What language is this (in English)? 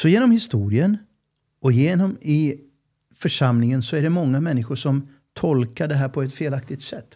Swedish